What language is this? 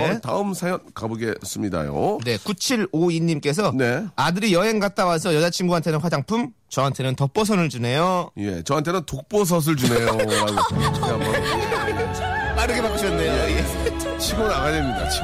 Korean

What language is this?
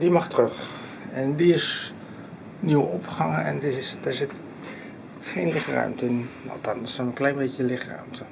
Dutch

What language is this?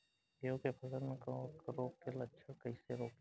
Bhojpuri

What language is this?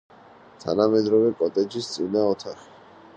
Georgian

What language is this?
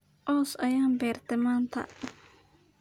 Somali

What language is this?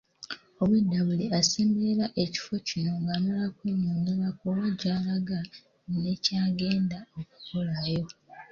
Ganda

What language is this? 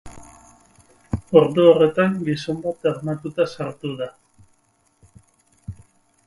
Basque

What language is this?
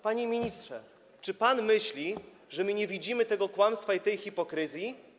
Polish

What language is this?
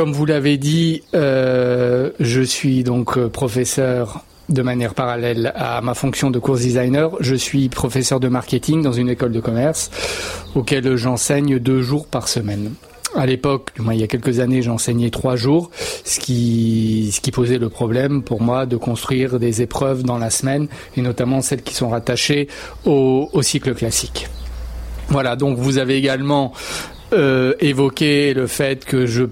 French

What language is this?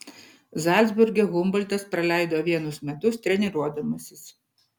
Lithuanian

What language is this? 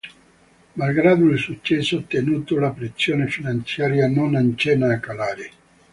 Italian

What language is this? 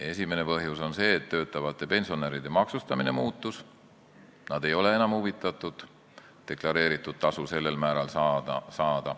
Estonian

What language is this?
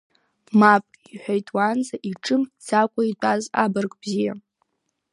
Abkhazian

